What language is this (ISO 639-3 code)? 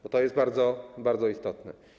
pol